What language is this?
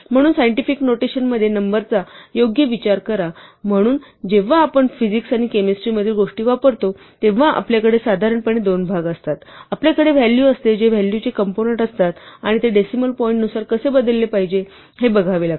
Marathi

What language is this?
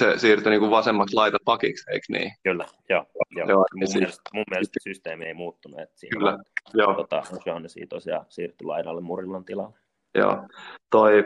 Finnish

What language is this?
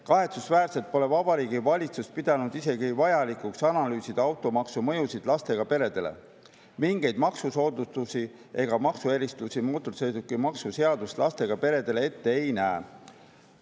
Estonian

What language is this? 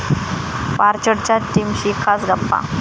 Marathi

